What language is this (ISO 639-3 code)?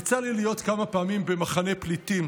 heb